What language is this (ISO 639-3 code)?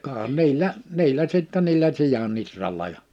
fin